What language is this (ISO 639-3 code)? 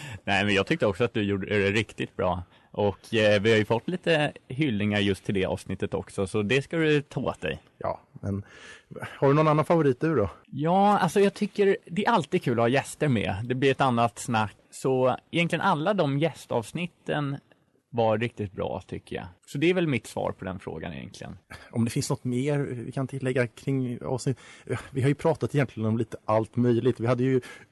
swe